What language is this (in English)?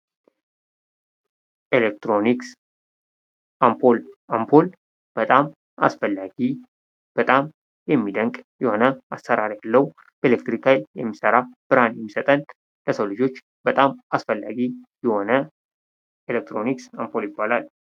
Amharic